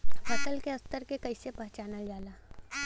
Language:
Bhojpuri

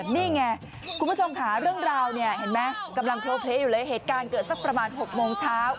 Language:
Thai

